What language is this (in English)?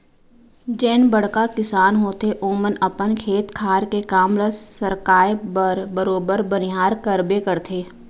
Chhattisgarhi